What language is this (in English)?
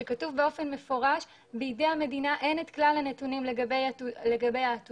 Hebrew